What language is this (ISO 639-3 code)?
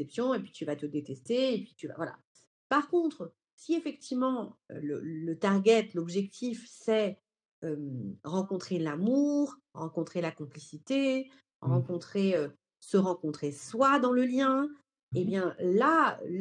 fra